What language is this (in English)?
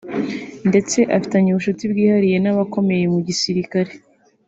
Kinyarwanda